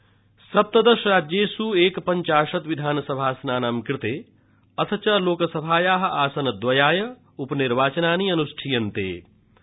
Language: Sanskrit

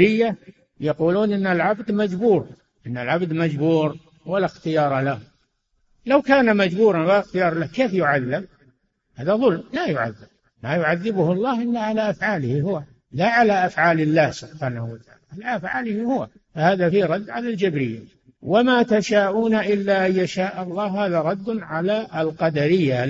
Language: Arabic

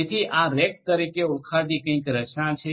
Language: Gujarati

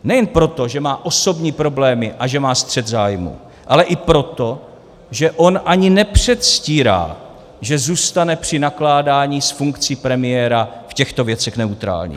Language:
Czech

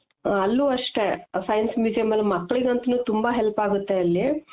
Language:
Kannada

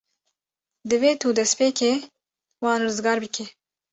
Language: Kurdish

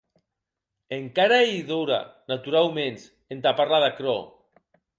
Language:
Occitan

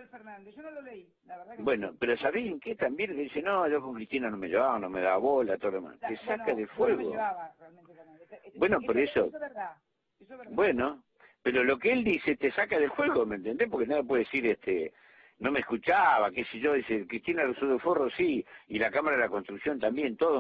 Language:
Spanish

